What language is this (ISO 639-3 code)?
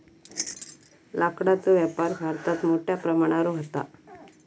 mar